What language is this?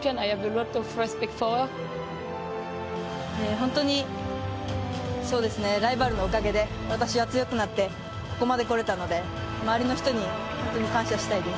Japanese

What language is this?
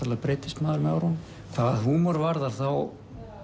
Icelandic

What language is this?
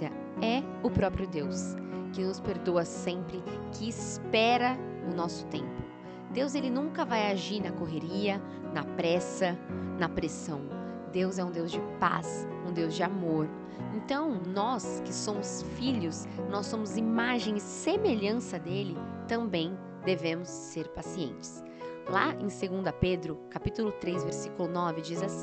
Portuguese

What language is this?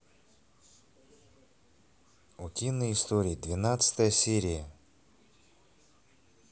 Russian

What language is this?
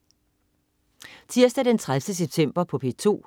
Danish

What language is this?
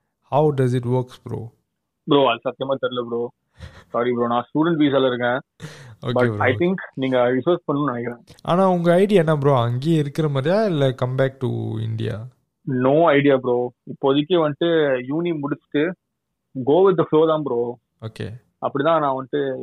Tamil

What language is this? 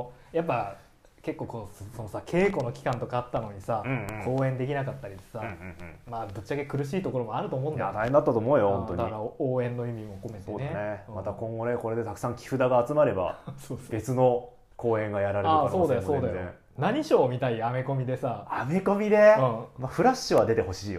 Japanese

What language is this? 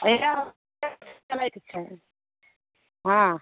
Maithili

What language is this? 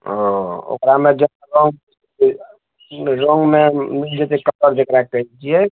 Maithili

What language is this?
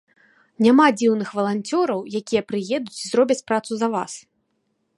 Belarusian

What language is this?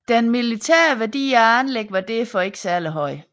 Danish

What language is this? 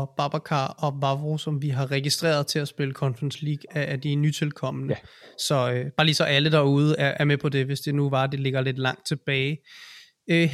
Danish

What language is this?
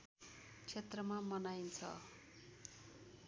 Nepali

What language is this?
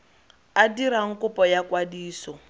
Tswana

